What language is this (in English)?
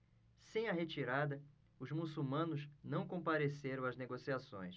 Portuguese